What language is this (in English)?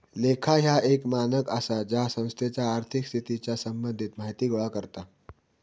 Marathi